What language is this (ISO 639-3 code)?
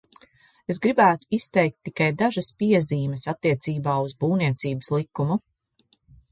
lav